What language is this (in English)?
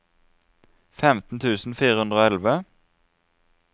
Norwegian